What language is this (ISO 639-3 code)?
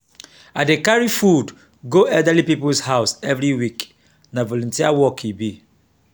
pcm